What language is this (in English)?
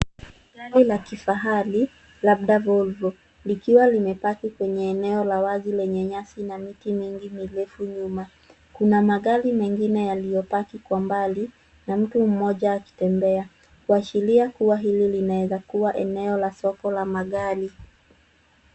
Swahili